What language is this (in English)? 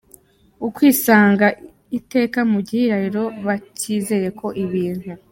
Kinyarwanda